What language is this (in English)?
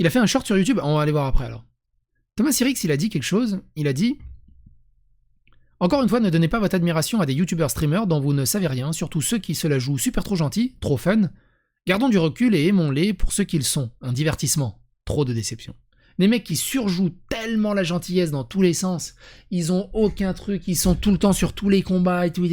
French